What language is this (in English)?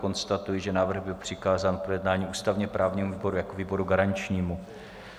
Czech